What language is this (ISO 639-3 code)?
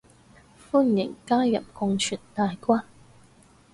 yue